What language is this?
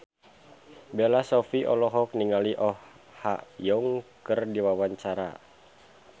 Sundanese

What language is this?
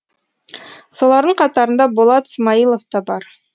Kazakh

